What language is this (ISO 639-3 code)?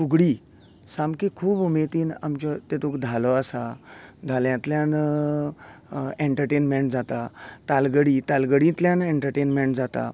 kok